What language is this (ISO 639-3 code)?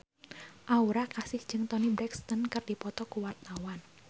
sun